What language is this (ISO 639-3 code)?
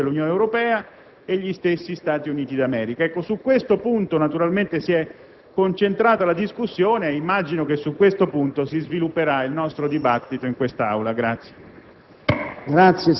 ita